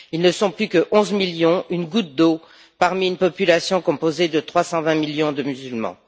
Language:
French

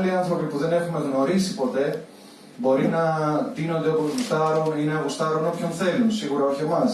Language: Greek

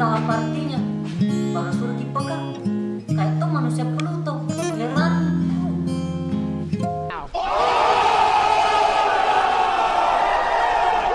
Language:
Indonesian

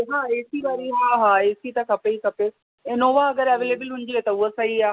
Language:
Sindhi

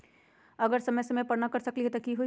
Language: Magahi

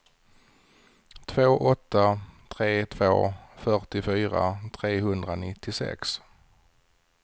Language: Swedish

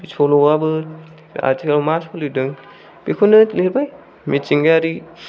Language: Bodo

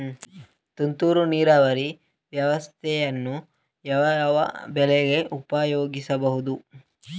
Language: Kannada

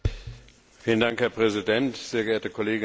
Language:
German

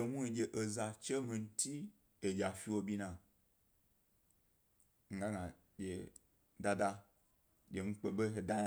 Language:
Gbari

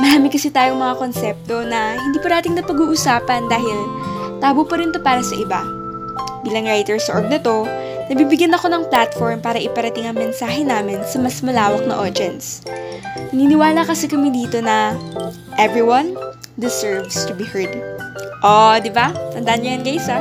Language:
Filipino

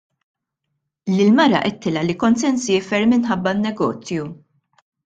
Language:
Maltese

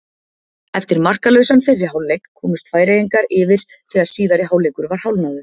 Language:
Icelandic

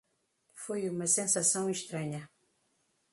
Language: Portuguese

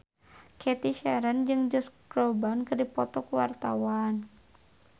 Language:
Sundanese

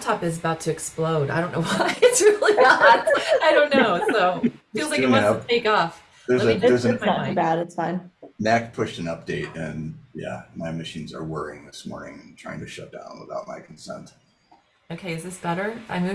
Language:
English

